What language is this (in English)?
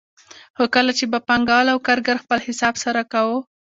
Pashto